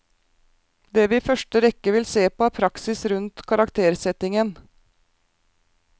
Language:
Norwegian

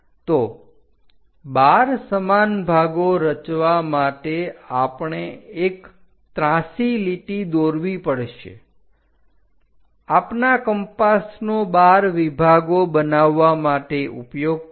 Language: Gujarati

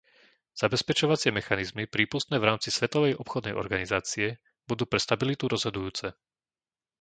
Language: Slovak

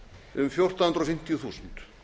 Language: Icelandic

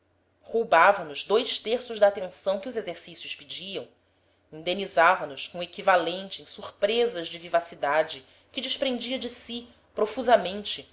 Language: Portuguese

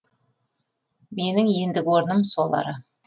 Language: Kazakh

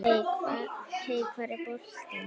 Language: Icelandic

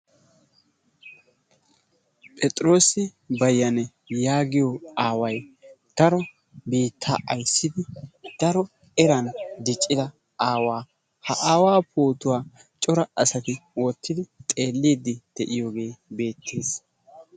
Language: Wolaytta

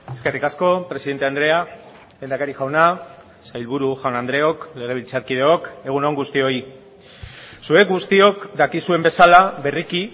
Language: Basque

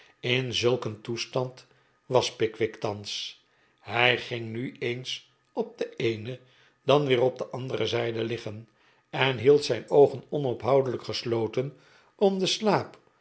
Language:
Dutch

